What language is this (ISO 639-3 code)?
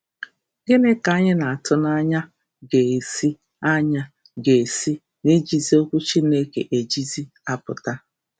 ibo